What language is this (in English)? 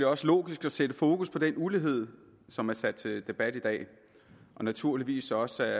Danish